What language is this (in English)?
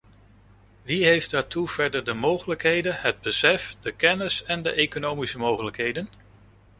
Dutch